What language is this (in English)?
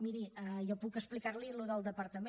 Catalan